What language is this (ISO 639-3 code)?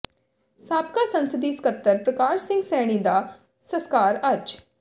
pan